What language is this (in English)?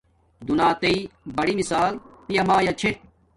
Domaaki